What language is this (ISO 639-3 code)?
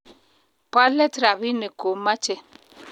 kln